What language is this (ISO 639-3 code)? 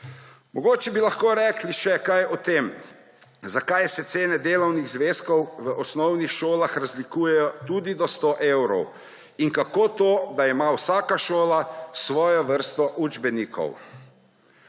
slv